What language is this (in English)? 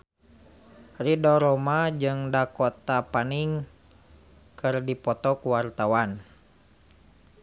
Sundanese